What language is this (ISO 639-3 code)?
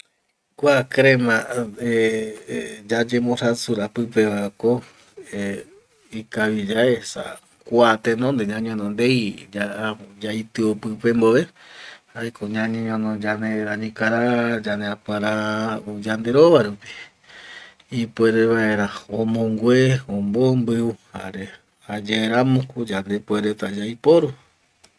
gui